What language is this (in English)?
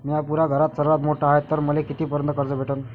Marathi